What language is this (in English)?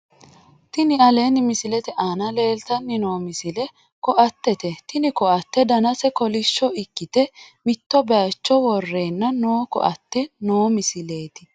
Sidamo